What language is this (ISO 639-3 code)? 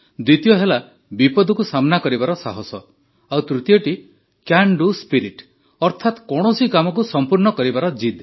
ori